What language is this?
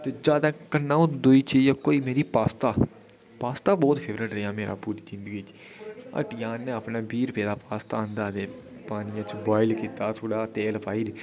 Dogri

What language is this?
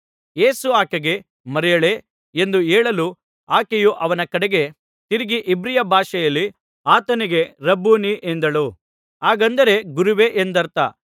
Kannada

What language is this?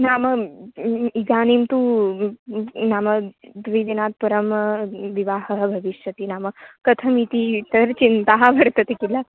Sanskrit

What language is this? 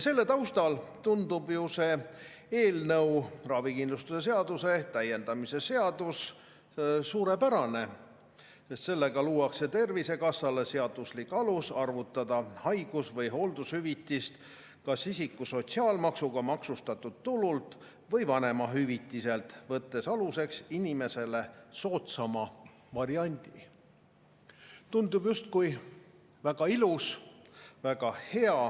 Estonian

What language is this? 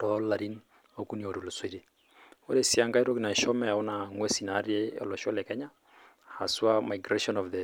Masai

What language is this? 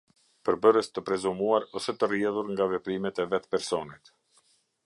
Albanian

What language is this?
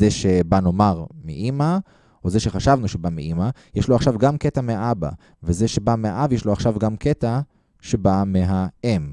Hebrew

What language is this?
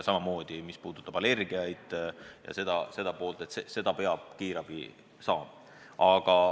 Estonian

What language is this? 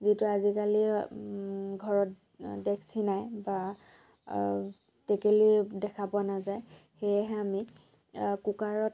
Assamese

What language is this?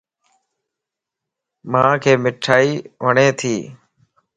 Lasi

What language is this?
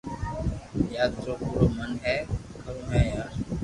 Loarki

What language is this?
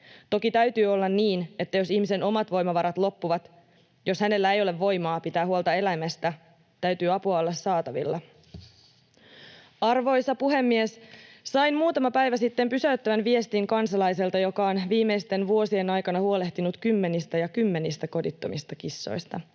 Finnish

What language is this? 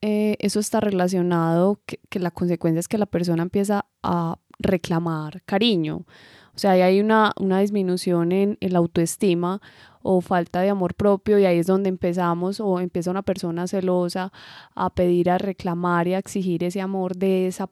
Spanish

